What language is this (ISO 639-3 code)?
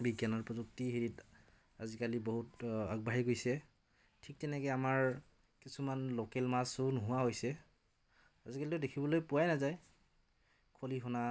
asm